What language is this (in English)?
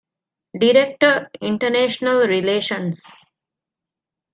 Divehi